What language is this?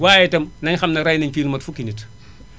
Wolof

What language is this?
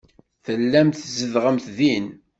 Kabyle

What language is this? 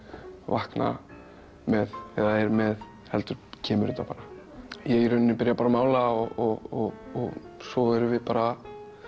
Icelandic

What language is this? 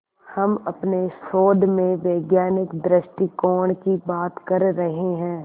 Hindi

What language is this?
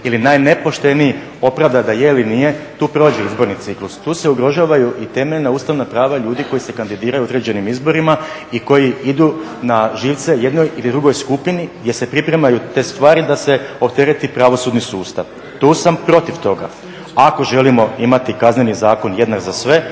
Croatian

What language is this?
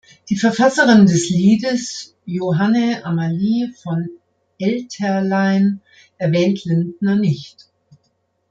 German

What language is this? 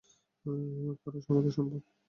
Bangla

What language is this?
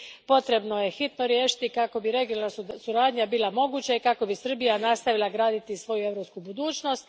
Croatian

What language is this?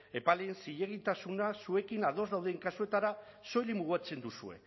Basque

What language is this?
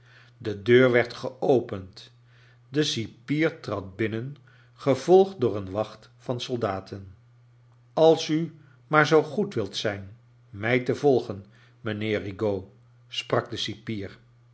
Dutch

